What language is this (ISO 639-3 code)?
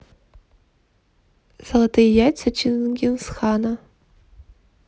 rus